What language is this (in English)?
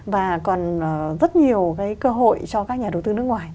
Vietnamese